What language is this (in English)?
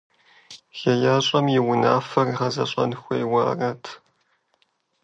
Kabardian